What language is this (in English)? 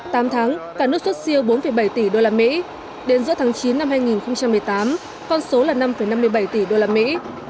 Vietnamese